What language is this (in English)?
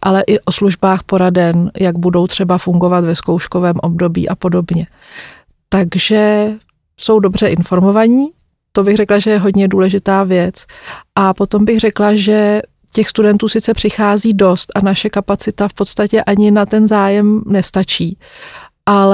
Czech